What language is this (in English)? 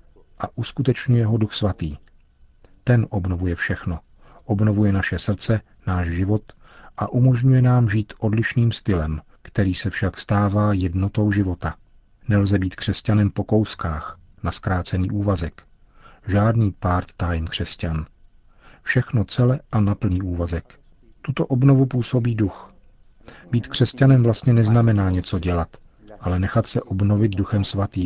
Czech